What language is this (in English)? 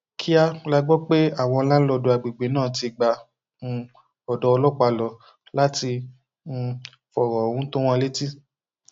Yoruba